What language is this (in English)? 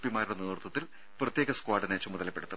Malayalam